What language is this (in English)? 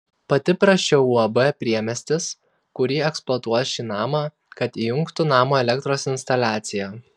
Lithuanian